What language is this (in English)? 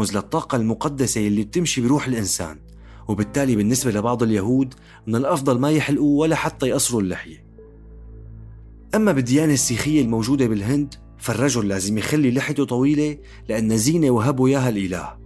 Arabic